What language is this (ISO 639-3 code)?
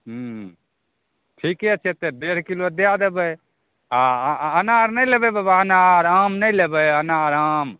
mai